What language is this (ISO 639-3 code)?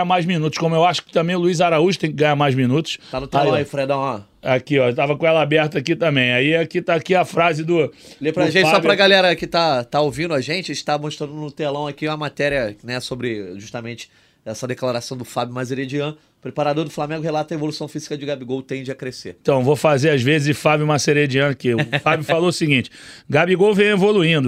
por